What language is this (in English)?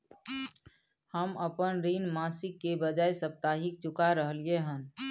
Maithili